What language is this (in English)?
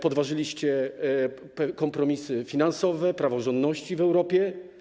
Polish